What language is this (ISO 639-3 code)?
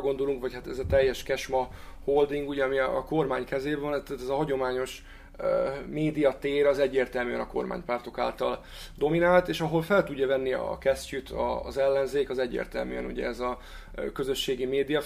hun